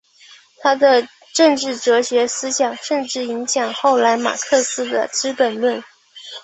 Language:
Chinese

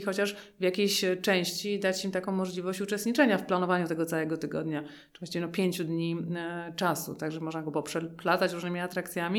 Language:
Polish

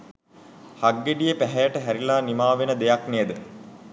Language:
Sinhala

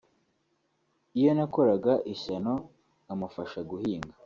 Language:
Kinyarwanda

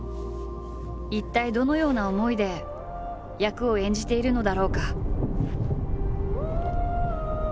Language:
Japanese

